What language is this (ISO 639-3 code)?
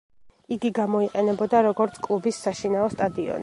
kat